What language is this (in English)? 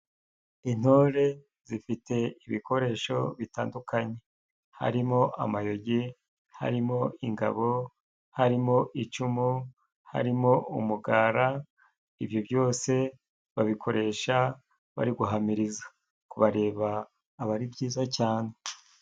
Kinyarwanda